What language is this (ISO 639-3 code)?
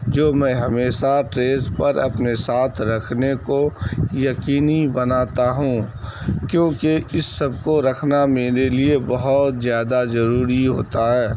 urd